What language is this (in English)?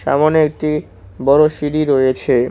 Bangla